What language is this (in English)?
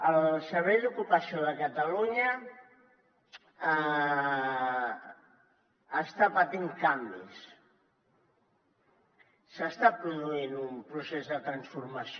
Catalan